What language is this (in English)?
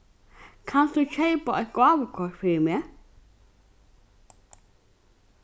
Faroese